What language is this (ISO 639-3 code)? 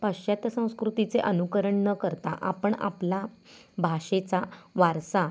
mar